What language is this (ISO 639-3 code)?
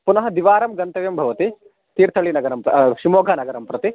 san